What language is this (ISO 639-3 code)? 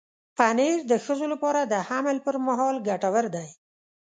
pus